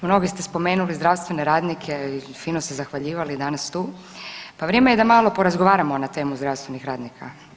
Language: Croatian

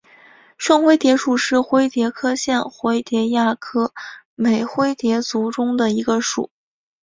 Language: Chinese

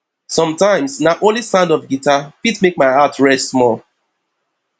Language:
Nigerian Pidgin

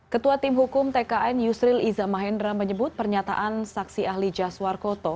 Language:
Indonesian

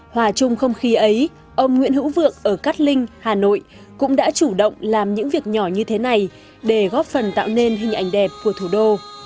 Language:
Vietnamese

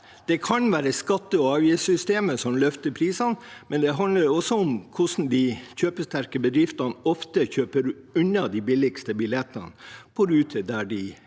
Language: Norwegian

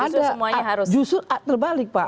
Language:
Indonesian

